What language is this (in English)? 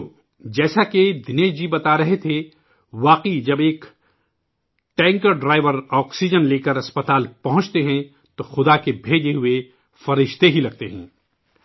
Urdu